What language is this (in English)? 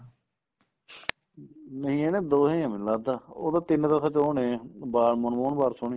Punjabi